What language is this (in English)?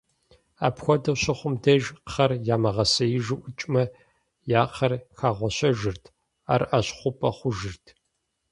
Kabardian